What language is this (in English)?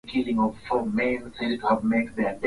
Swahili